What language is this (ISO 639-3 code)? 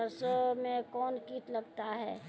mai